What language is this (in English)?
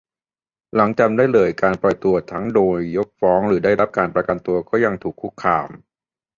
Thai